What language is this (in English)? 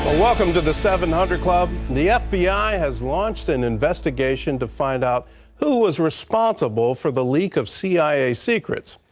English